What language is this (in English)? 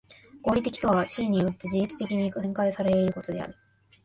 Japanese